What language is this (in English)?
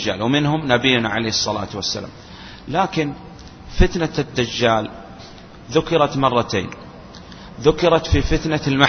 Arabic